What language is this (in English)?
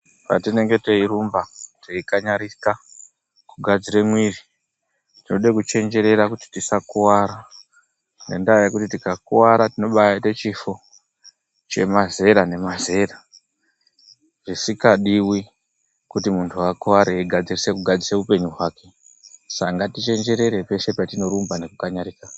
Ndau